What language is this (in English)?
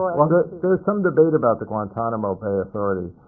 English